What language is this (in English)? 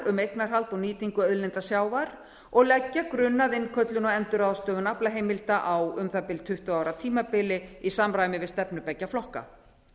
Icelandic